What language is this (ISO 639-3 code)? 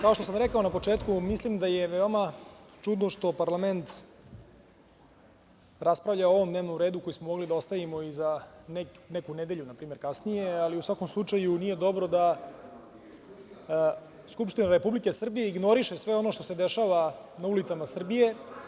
srp